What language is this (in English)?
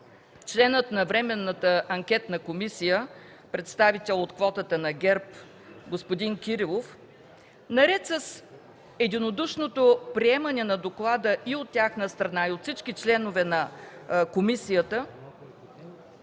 Bulgarian